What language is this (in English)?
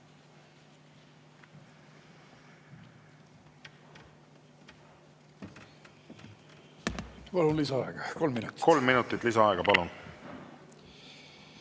Estonian